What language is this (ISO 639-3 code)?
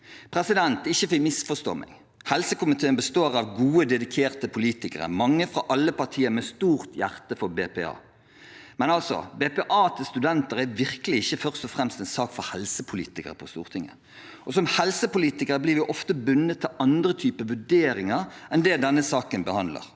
nor